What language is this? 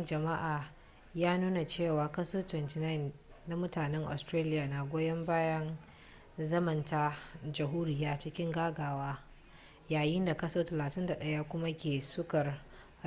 Hausa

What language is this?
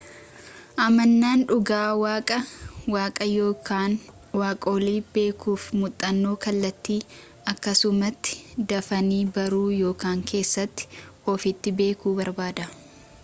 Oromo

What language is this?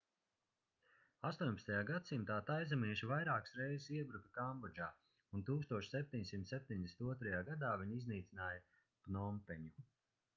Latvian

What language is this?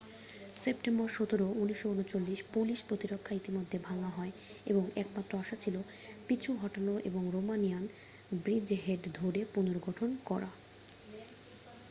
Bangla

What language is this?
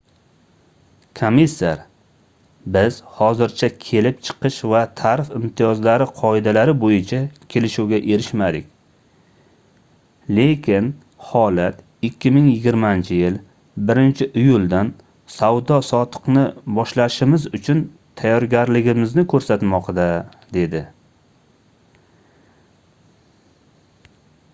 Uzbek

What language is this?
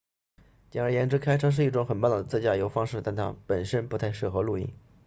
Chinese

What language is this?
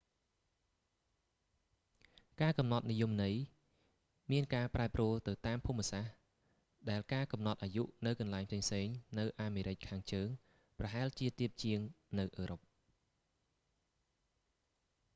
Khmer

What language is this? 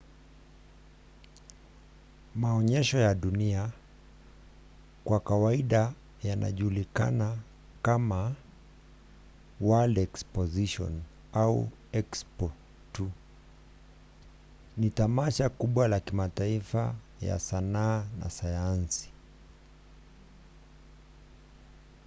Swahili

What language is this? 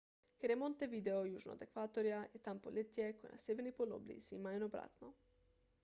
Slovenian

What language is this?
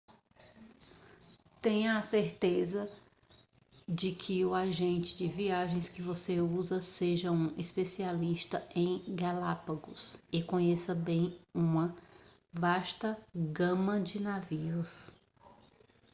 Portuguese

